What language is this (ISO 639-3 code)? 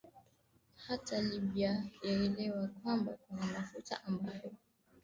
swa